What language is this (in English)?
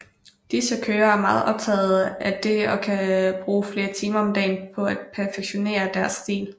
Danish